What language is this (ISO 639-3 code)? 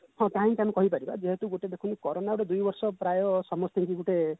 ori